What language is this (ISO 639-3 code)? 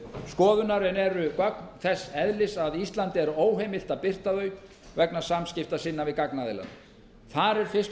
isl